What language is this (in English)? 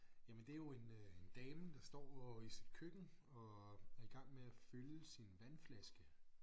Danish